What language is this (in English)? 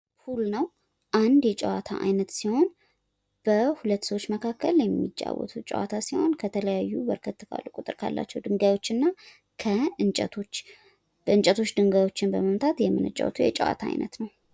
Amharic